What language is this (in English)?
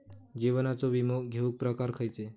Marathi